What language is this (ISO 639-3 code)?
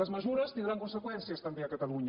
cat